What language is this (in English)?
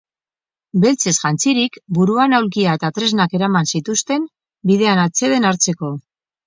Basque